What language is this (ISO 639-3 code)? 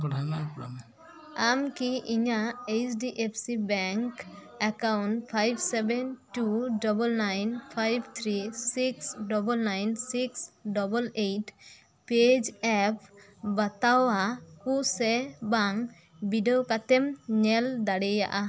sat